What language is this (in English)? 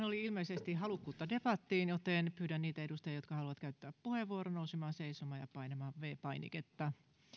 Finnish